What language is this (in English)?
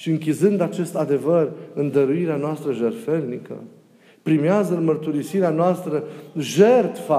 Romanian